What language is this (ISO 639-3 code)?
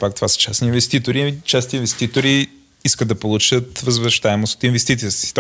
bul